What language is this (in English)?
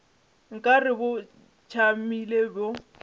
Northern Sotho